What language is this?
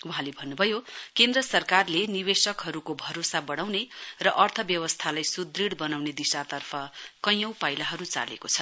Nepali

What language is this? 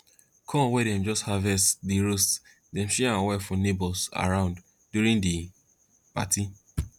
Nigerian Pidgin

